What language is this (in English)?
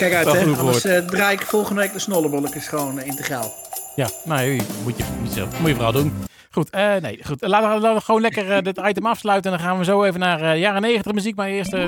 Dutch